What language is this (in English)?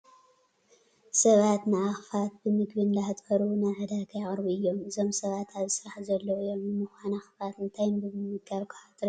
Tigrinya